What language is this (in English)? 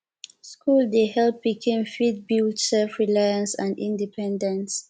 Nigerian Pidgin